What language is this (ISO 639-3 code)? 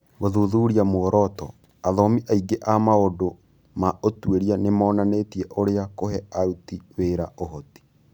kik